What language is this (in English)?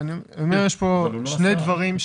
Hebrew